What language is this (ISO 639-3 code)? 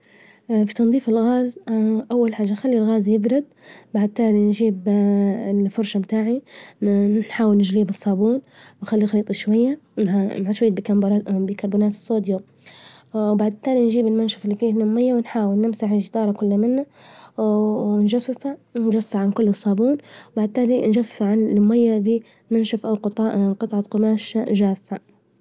ayl